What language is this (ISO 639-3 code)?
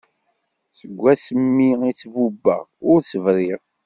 kab